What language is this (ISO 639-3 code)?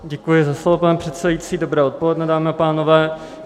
ces